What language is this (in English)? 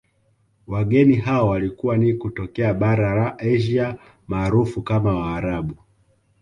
Swahili